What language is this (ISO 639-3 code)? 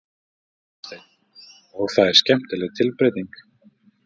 isl